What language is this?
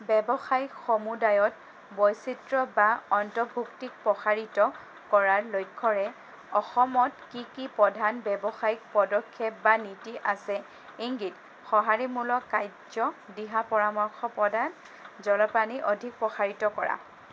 Assamese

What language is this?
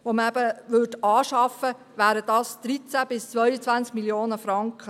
Swiss German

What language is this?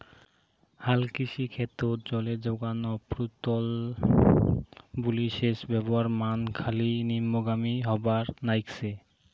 Bangla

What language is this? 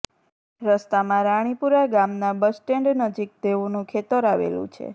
Gujarati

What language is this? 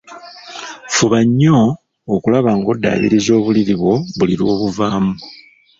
Ganda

